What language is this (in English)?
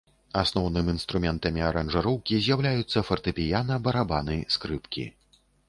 Belarusian